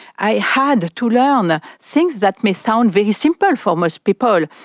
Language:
English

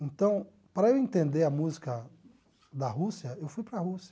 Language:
Portuguese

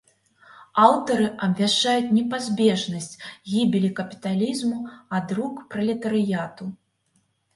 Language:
Belarusian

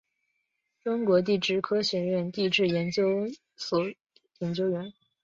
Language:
Chinese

